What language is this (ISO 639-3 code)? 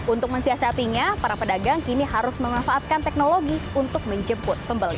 ind